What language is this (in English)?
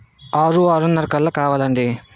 Telugu